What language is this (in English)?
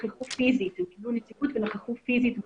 Hebrew